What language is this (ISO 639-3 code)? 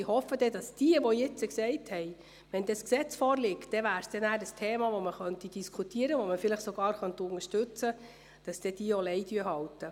gsw